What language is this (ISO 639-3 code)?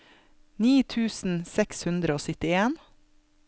nor